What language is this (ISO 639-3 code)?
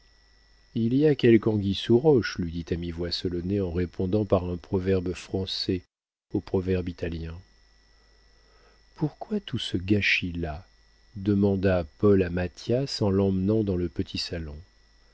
fra